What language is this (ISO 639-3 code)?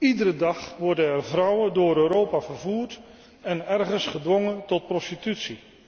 nld